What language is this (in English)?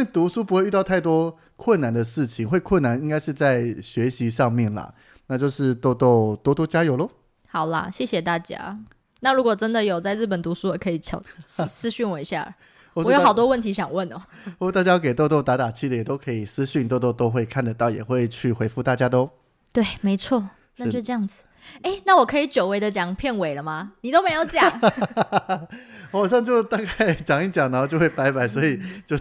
Chinese